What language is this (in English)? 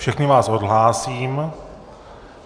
Czech